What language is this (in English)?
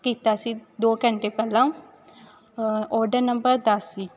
Punjabi